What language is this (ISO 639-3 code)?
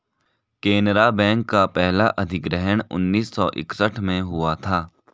hin